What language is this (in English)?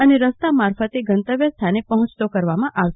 Gujarati